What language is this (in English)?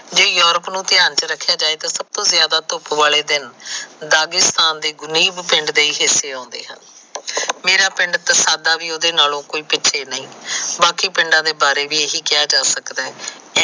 Punjabi